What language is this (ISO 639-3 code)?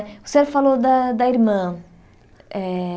por